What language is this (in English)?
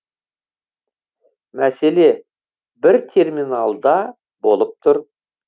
Kazakh